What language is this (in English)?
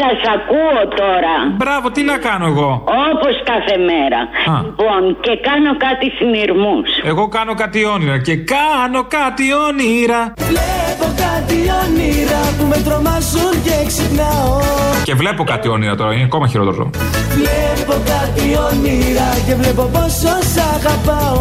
Greek